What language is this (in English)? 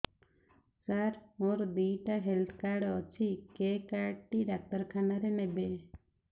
Odia